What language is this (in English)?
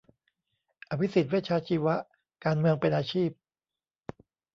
Thai